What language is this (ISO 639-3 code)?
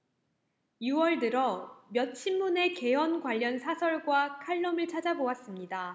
kor